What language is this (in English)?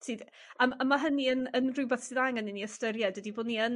Welsh